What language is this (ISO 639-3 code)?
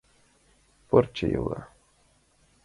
chm